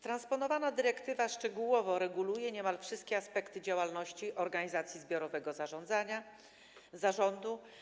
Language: Polish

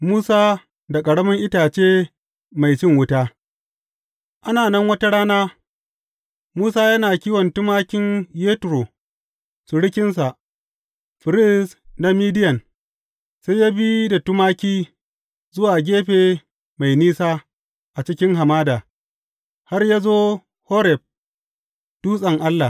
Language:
Hausa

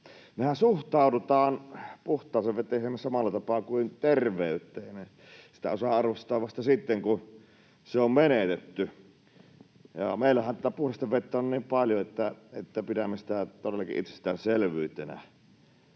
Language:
Finnish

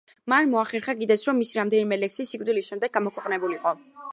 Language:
Georgian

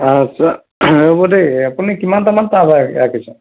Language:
Assamese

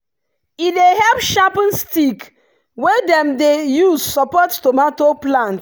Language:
Nigerian Pidgin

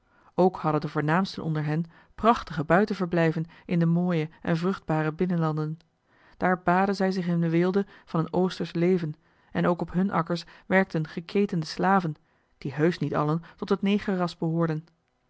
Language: Dutch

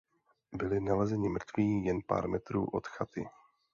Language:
Czech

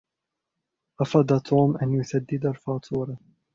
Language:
Arabic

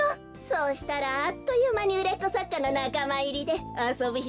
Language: Japanese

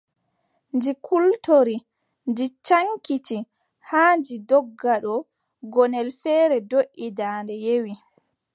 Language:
Adamawa Fulfulde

